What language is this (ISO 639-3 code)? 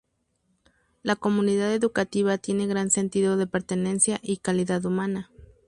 spa